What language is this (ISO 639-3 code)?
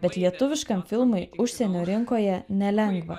lit